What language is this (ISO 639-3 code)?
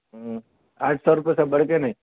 urd